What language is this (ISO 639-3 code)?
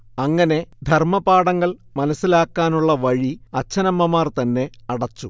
mal